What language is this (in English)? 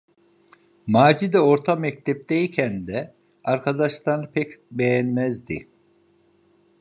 Turkish